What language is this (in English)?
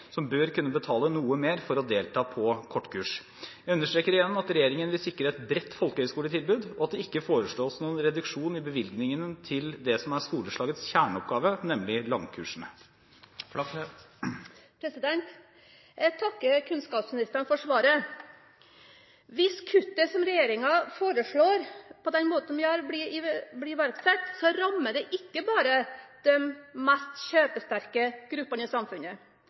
Norwegian Bokmål